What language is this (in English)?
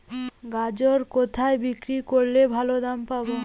Bangla